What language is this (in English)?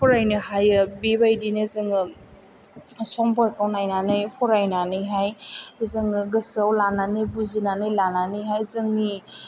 Bodo